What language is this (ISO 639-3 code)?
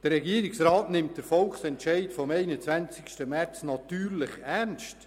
gsw